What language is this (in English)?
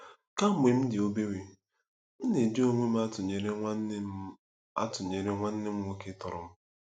Igbo